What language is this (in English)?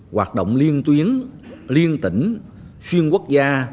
Vietnamese